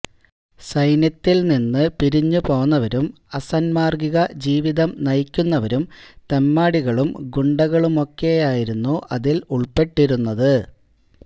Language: Malayalam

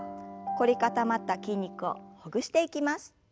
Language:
Japanese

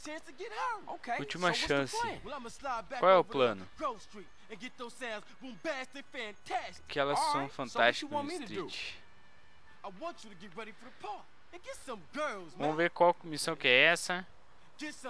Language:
Portuguese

